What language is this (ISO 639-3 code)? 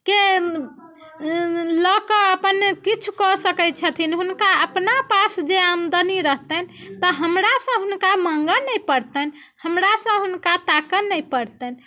mai